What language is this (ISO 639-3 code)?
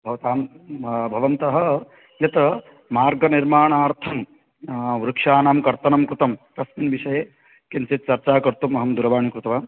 san